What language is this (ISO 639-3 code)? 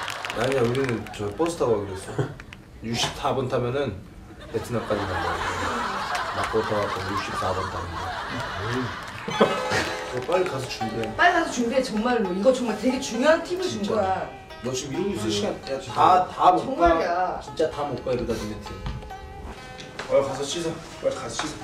kor